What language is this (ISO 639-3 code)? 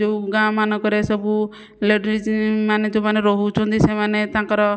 ori